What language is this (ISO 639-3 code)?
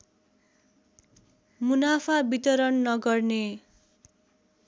nep